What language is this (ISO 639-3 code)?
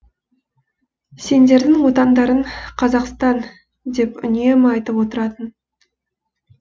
kaz